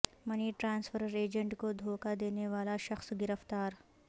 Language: Urdu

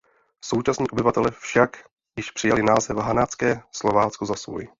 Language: Czech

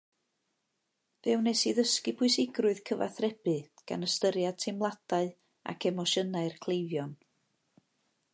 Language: Welsh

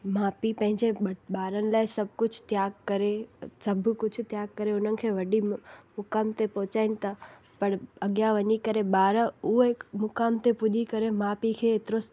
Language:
Sindhi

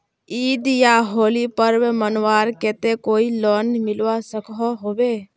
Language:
Magahi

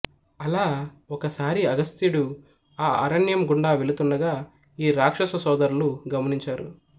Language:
Telugu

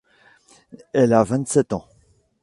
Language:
French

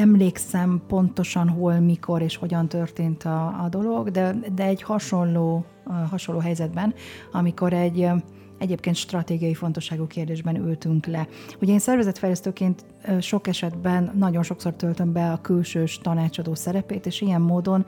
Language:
Hungarian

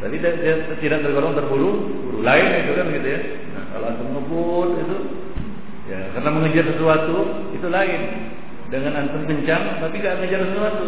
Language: Malay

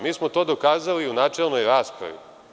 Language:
Serbian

